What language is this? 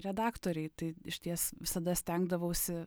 Lithuanian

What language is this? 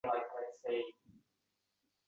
Uzbek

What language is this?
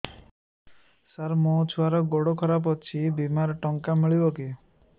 Odia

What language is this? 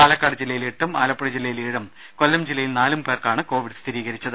Malayalam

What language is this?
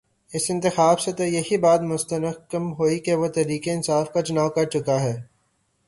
Urdu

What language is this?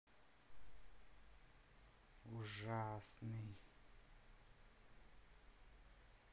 Russian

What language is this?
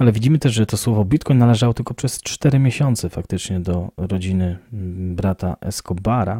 Polish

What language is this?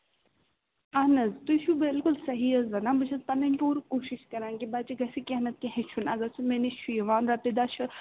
Kashmiri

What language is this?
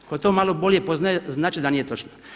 Croatian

